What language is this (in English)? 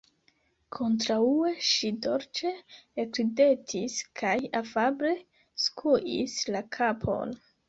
Esperanto